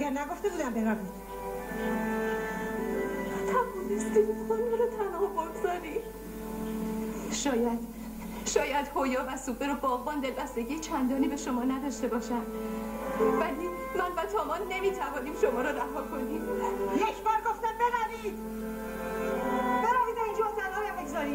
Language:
Persian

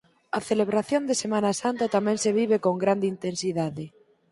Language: Galician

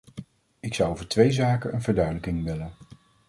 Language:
Dutch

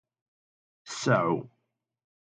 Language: Kabyle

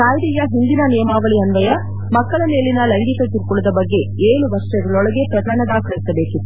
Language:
Kannada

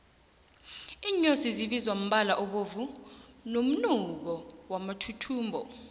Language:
South Ndebele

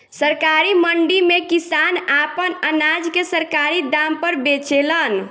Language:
Bhojpuri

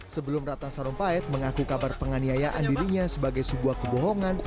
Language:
Indonesian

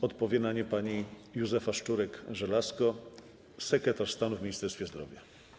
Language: Polish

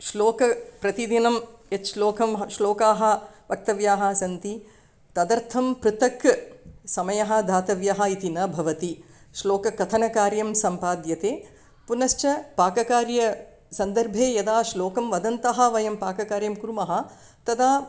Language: Sanskrit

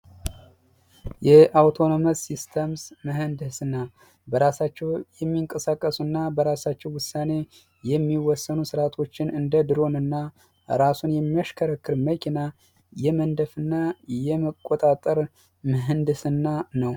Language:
Amharic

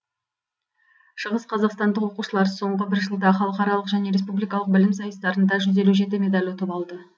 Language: Kazakh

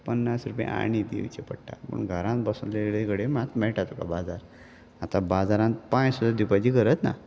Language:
Konkani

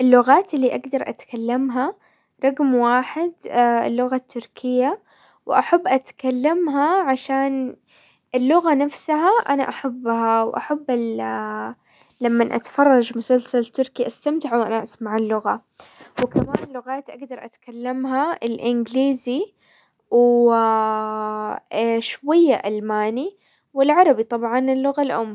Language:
Hijazi Arabic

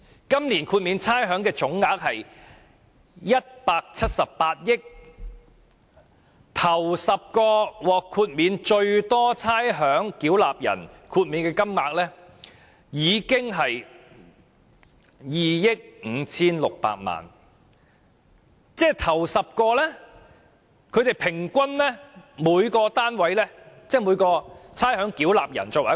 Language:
Cantonese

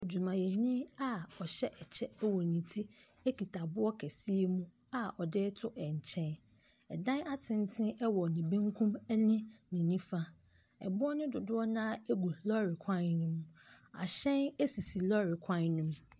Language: Akan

